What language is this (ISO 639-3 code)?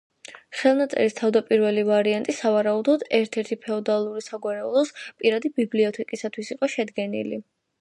kat